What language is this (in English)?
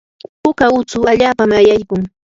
Yanahuanca Pasco Quechua